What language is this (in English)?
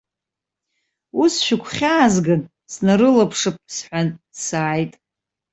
Abkhazian